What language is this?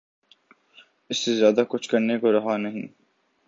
Urdu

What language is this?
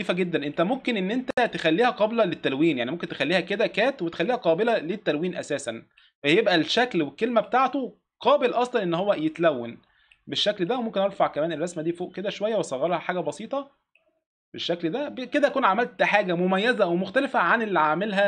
Arabic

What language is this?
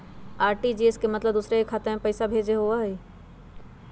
Magahi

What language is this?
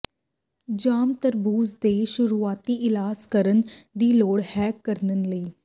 Punjabi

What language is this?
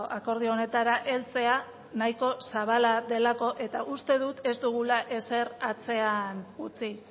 Basque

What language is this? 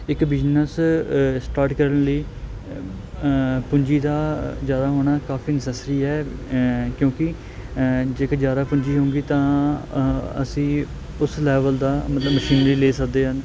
Punjabi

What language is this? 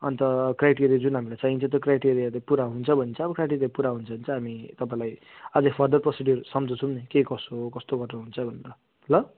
Nepali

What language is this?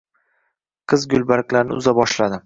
Uzbek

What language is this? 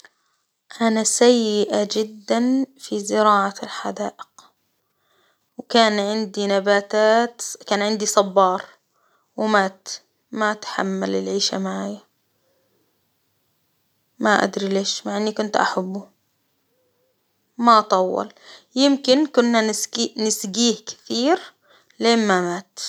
Hijazi Arabic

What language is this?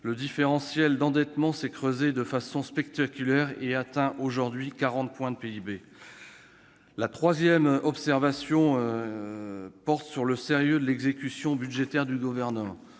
French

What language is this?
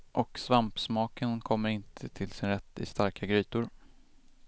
Swedish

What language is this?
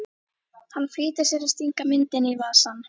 Icelandic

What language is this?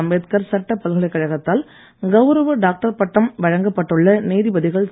Tamil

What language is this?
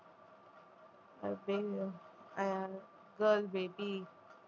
Tamil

